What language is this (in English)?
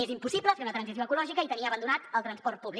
Catalan